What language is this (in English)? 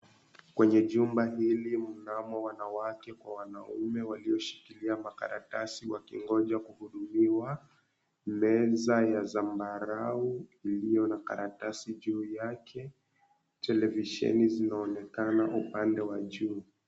Swahili